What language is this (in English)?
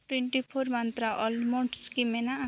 Santali